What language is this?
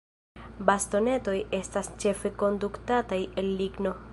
Esperanto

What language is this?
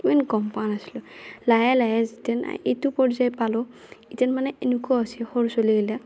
Assamese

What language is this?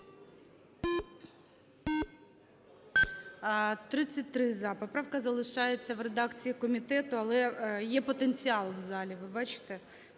Ukrainian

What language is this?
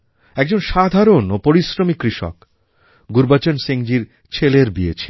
Bangla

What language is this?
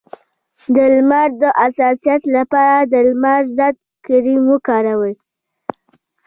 Pashto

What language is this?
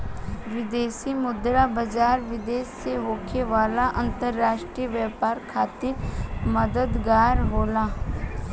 Bhojpuri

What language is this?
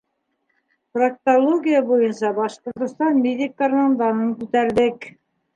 Bashkir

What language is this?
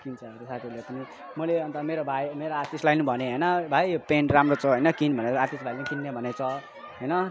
Nepali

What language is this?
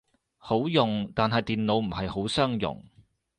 Cantonese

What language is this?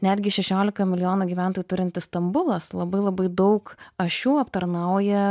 Lithuanian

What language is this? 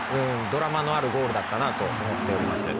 Japanese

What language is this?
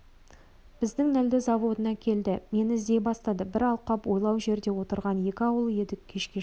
Kazakh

